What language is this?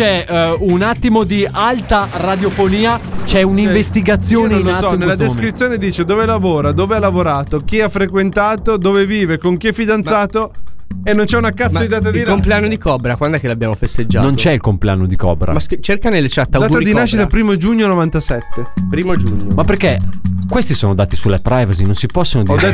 Italian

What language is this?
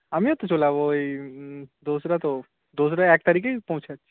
Bangla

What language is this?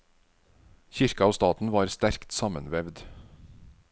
Norwegian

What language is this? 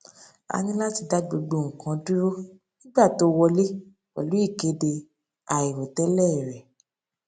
Yoruba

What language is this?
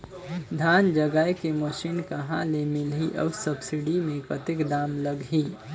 Chhattisgarhi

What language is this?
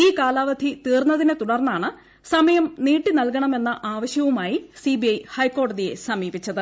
Malayalam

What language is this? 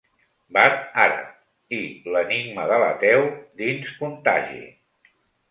Catalan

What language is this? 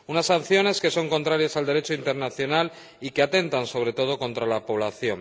Spanish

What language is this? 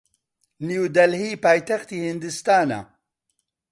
Central Kurdish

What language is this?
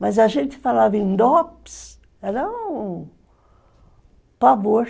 Portuguese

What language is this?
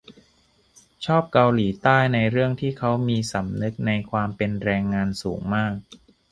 Thai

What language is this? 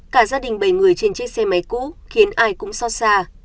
Vietnamese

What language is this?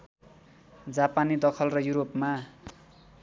Nepali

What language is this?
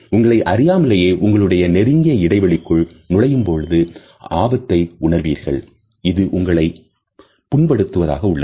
Tamil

